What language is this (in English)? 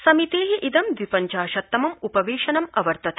Sanskrit